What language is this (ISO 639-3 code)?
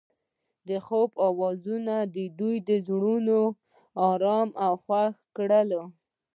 pus